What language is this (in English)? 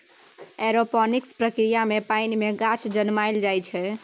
Maithili